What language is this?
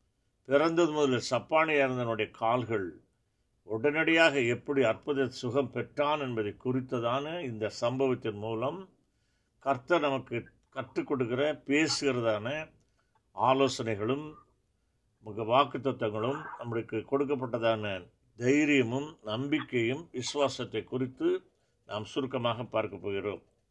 Tamil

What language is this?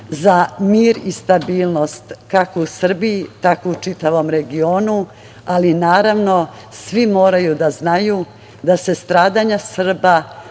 Serbian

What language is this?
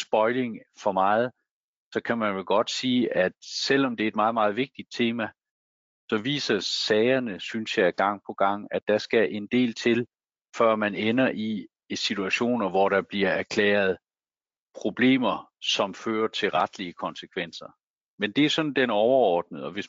Danish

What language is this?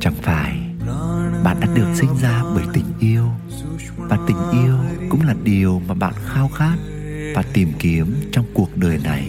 Vietnamese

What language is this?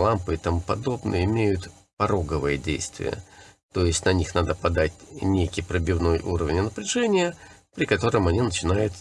Russian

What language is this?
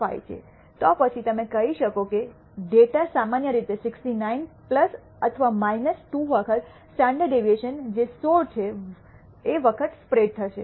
Gujarati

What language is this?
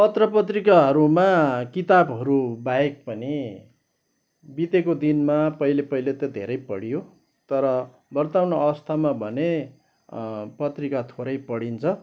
Nepali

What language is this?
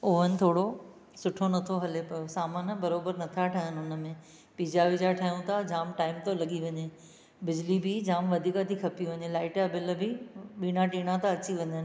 Sindhi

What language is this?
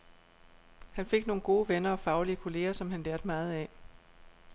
Danish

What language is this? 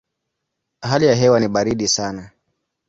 Swahili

